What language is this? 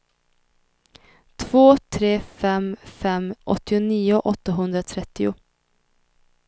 Swedish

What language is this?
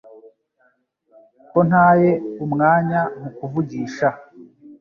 Kinyarwanda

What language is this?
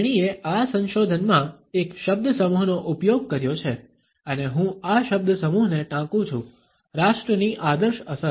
Gujarati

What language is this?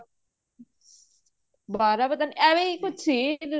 Punjabi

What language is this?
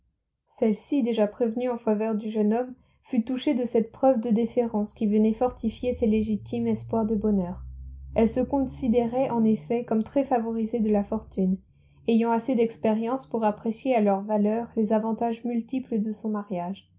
French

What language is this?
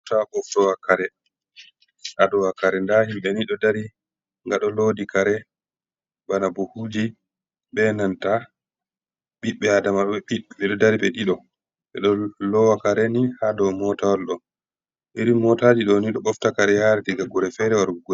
Fula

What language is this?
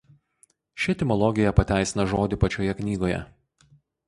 Lithuanian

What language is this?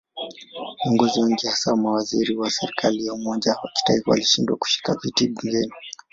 Swahili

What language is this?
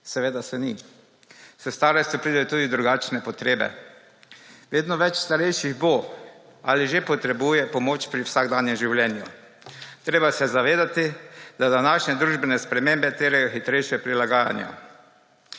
Slovenian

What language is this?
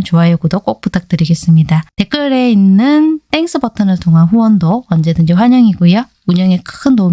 Korean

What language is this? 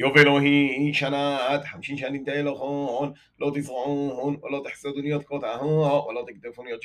Hebrew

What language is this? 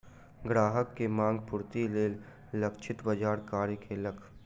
Maithili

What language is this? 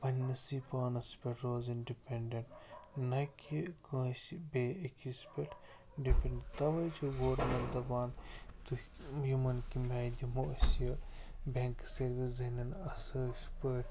Kashmiri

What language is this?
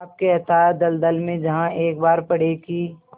Hindi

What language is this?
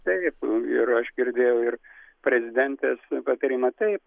Lithuanian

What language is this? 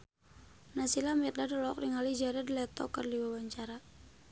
Sundanese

